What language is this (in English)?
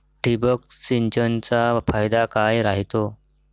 Marathi